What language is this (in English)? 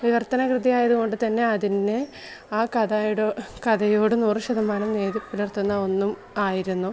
Malayalam